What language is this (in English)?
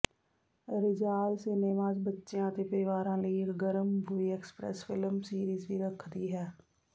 Punjabi